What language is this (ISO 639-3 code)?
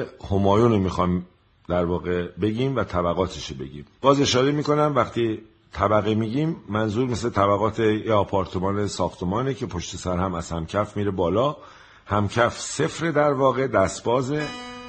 fas